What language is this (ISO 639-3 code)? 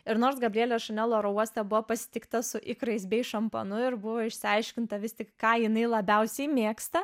lit